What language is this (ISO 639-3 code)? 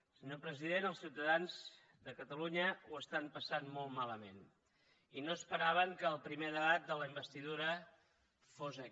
cat